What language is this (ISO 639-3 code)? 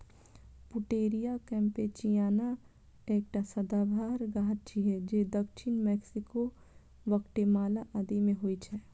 mai